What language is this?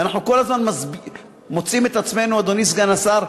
Hebrew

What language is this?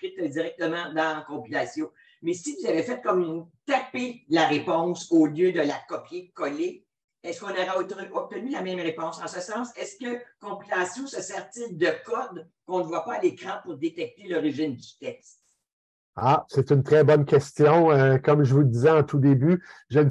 French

